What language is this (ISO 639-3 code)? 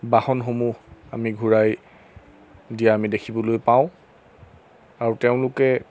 asm